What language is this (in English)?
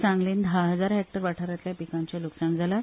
Konkani